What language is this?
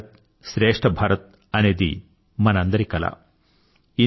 Telugu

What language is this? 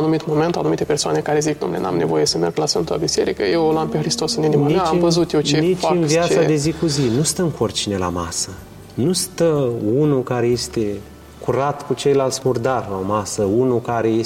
Romanian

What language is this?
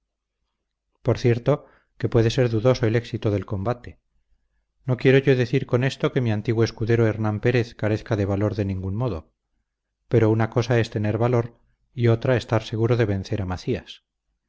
Spanish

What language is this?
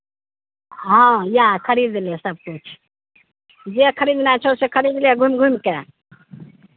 Maithili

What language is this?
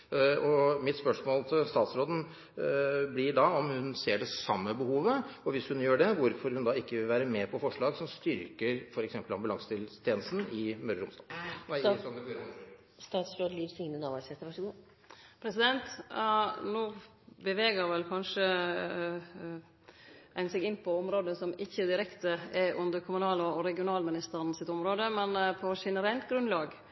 Norwegian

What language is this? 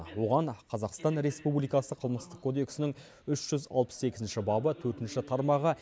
Kazakh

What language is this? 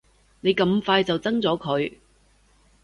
Cantonese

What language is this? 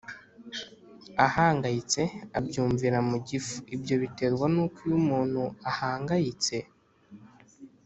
Kinyarwanda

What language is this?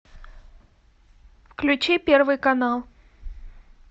Russian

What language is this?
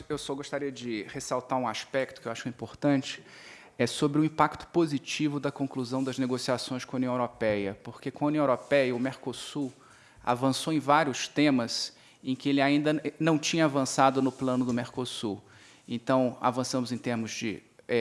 Portuguese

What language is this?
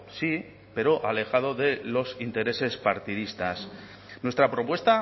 Spanish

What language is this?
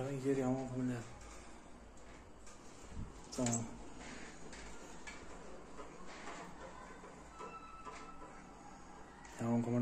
Turkish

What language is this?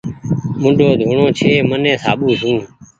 Goaria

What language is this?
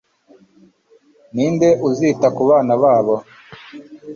Kinyarwanda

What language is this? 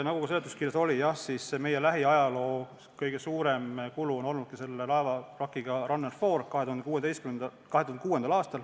Estonian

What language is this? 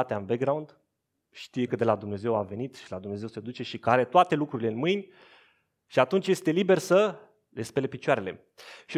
Romanian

